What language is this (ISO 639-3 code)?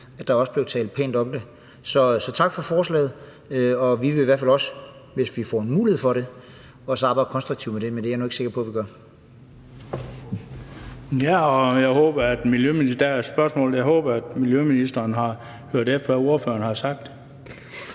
dan